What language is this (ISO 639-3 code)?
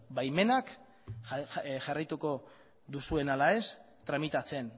eus